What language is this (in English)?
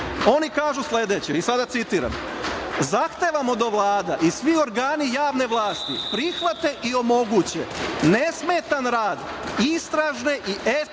Serbian